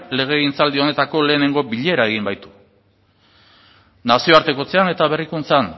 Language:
Basque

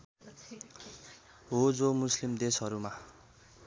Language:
Nepali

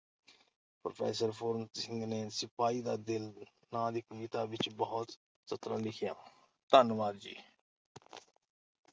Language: Punjabi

